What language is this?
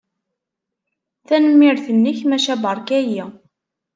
Kabyle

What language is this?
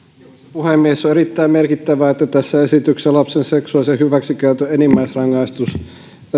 Finnish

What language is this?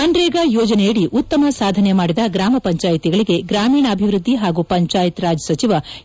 Kannada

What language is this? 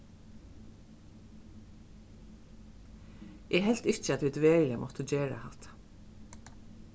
Faroese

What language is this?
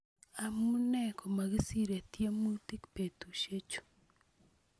Kalenjin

